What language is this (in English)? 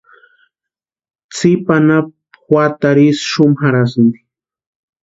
Western Highland Purepecha